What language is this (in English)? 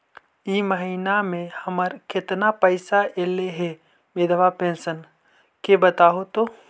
Magahi